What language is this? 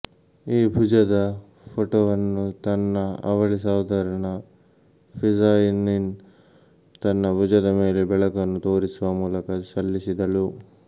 Kannada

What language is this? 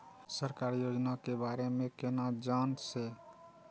Maithili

